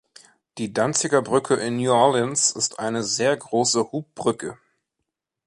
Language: German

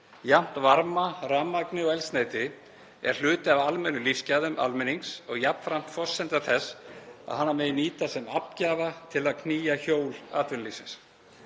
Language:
Icelandic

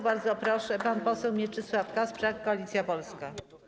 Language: Polish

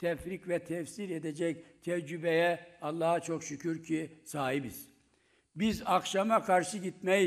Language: Turkish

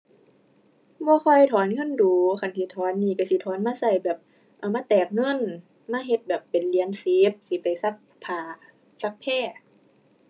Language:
Thai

